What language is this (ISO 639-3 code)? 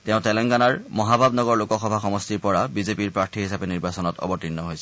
asm